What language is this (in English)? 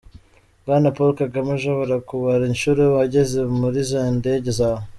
Kinyarwanda